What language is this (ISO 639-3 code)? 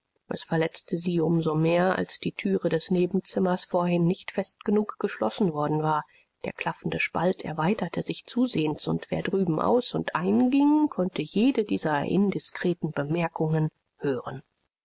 deu